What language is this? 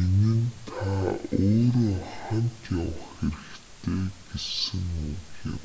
Mongolian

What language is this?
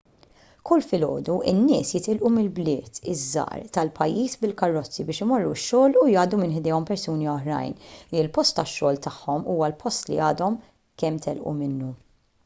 Maltese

